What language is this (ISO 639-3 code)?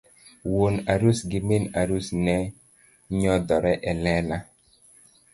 luo